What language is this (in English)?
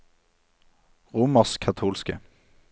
Norwegian